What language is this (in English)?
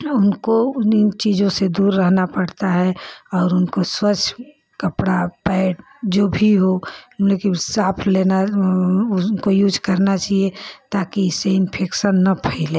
Hindi